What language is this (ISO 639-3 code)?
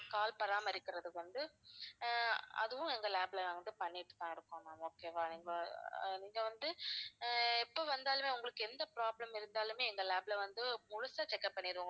tam